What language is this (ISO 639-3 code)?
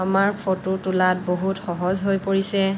asm